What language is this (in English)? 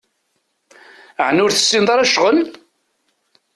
Kabyle